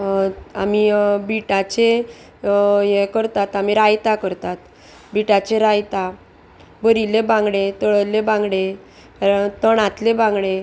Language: Konkani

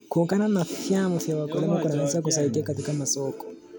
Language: Kalenjin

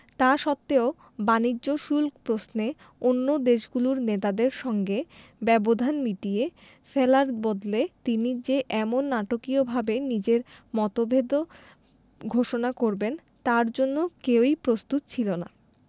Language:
Bangla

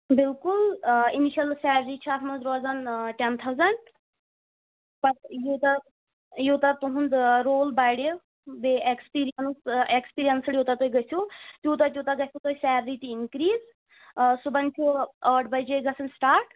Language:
Kashmiri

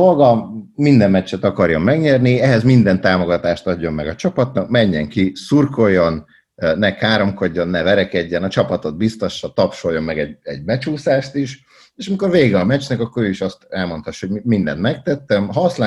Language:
Hungarian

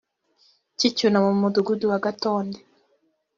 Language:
Kinyarwanda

